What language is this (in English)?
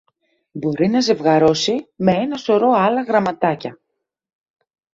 Greek